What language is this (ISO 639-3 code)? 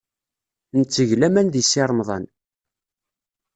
kab